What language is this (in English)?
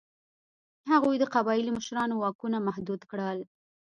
Pashto